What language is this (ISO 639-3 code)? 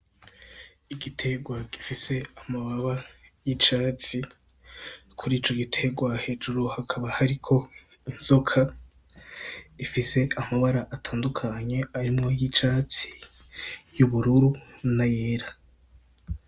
run